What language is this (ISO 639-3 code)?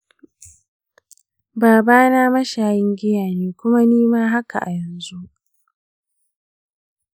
hau